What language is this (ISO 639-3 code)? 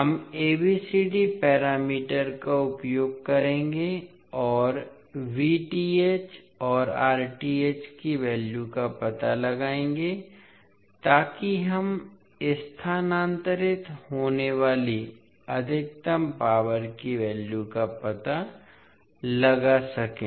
hin